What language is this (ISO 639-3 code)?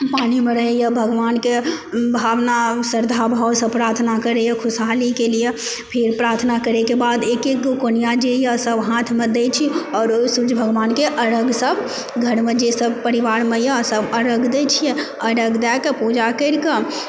mai